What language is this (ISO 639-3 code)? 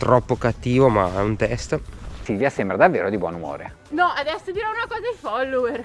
ita